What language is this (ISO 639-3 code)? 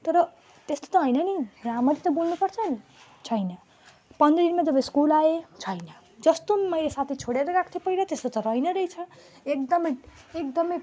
nep